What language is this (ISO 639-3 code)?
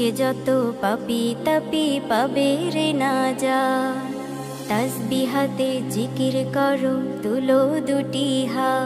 hin